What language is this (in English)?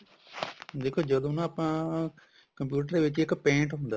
Punjabi